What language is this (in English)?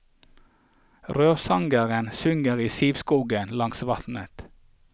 Norwegian